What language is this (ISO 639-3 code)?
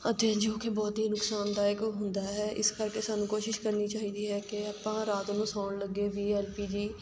pan